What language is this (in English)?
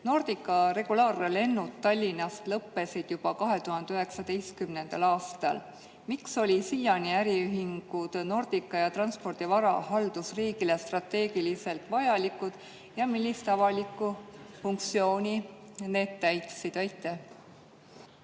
Estonian